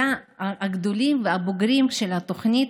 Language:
Hebrew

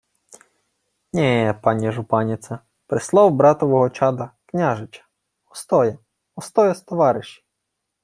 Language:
Ukrainian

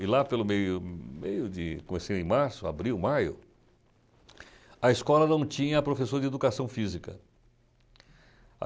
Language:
Portuguese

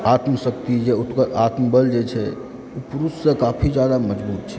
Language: Maithili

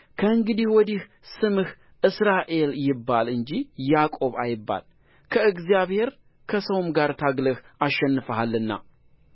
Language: Amharic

